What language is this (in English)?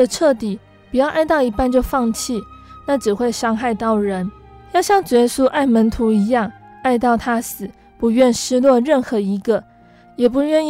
Chinese